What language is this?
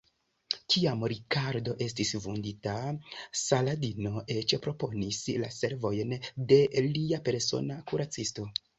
Esperanto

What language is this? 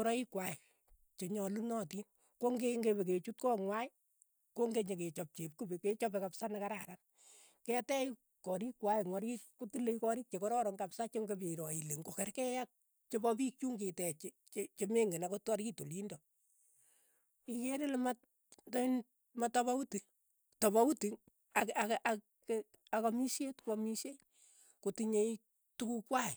Keiyo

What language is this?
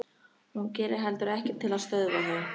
Icelandic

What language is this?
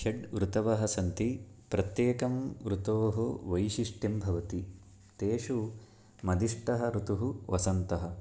Sanskrit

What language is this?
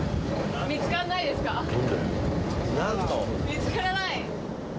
Japanese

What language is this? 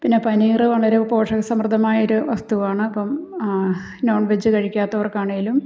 Malayalam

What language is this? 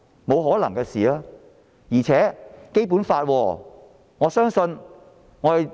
Cantonese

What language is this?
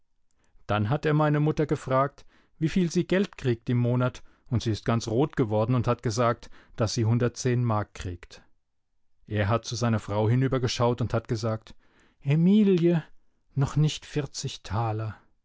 German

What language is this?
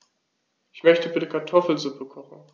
German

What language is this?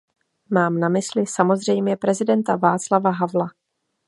Czech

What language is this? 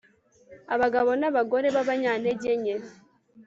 Kinyarwanda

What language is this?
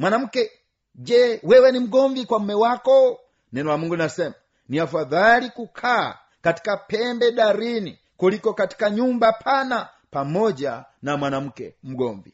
Swahili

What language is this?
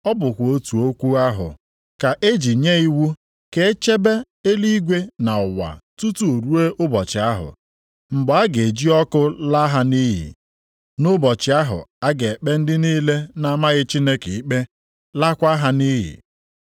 Igbo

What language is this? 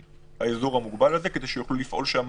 Hebrew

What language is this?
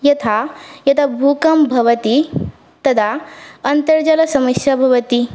Sanskrit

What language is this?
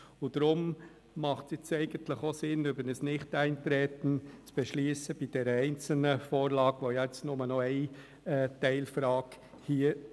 Swiss German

